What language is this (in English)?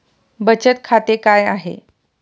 Marathi